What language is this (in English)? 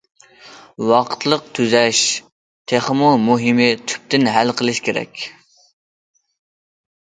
Uyghur